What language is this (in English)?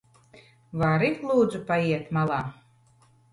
Latvian